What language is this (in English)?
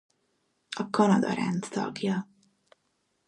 Hungarian